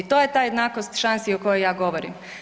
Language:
Croatian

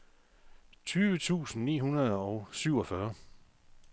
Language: Danish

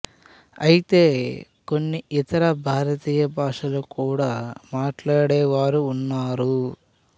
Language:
Telugu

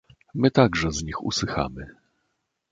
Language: Polish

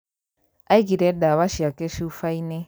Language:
Kikuyu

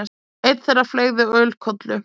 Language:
Icelandic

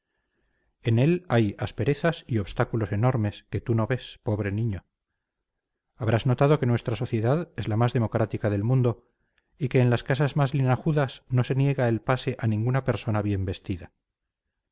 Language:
Spanish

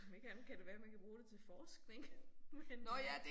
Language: Danish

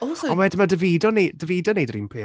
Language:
Welsh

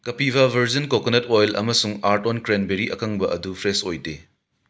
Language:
Manipuri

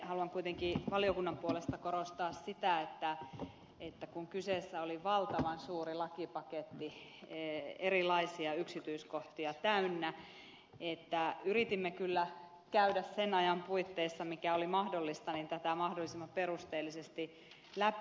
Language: Finnish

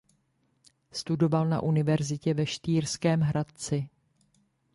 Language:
Czech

